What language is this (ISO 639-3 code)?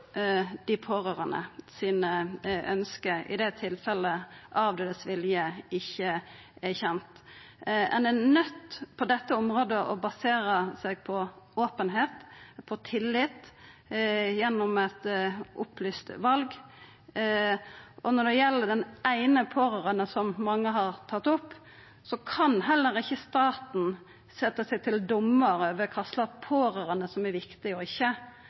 nno